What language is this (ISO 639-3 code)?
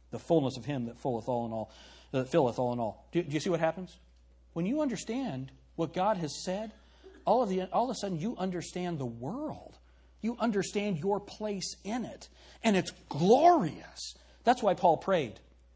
eng